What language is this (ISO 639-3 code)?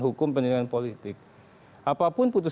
ind